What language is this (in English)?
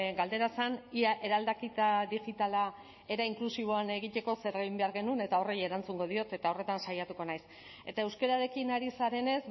Basque